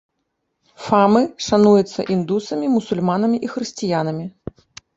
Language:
Belarusian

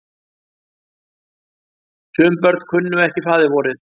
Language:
Icelandic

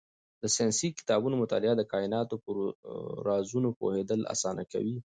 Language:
Pashto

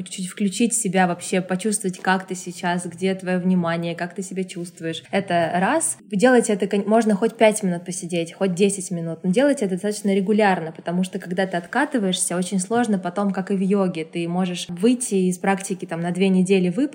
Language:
Russian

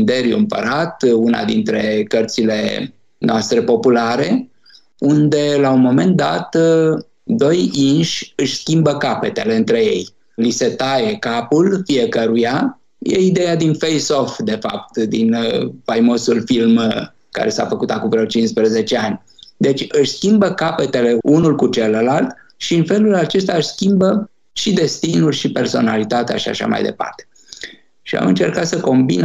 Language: Romanian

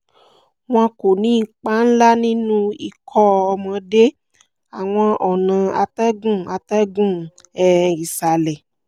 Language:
Yoruba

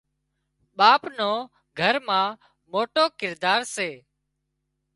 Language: Wadiyara Koli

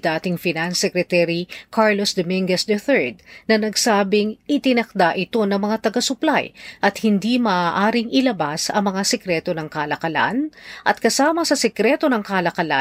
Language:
Filipino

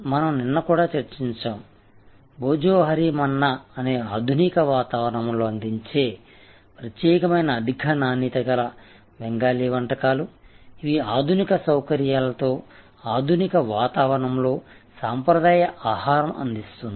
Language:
Telugu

